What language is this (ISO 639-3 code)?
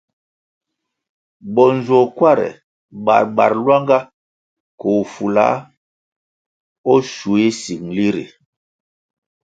nmg